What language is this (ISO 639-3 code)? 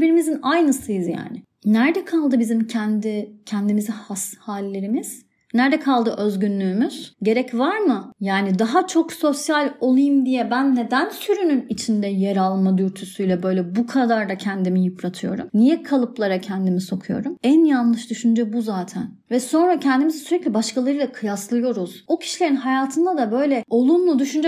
tur